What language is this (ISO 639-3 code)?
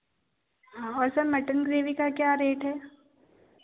hin